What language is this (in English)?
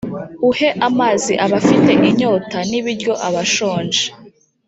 Kinyarwanda